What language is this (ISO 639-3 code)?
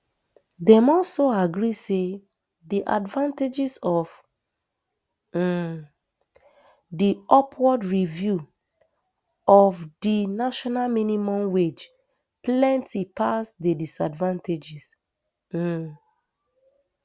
pcm